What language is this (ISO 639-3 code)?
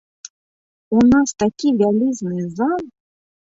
bel